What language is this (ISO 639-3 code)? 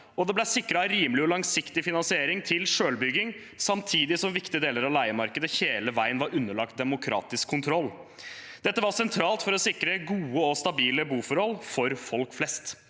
nor